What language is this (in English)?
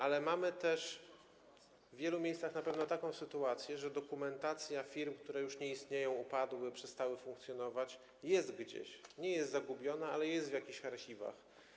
Polish